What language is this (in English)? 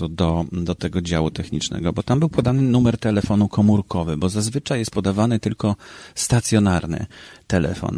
Polish